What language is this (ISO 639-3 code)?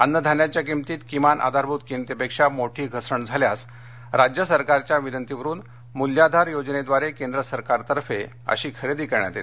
mar